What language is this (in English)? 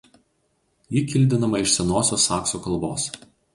Lithuanian